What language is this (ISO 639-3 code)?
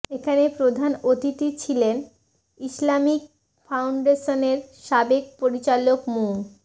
ben